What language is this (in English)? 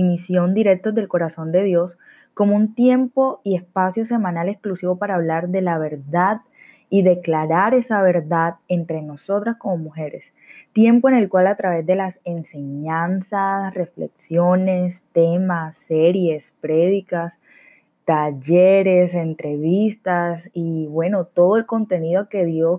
Spanish